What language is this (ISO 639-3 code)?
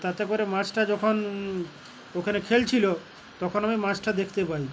ben